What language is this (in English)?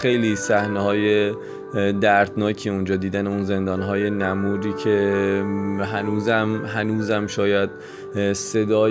Persian